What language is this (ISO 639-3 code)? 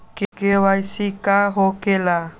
mag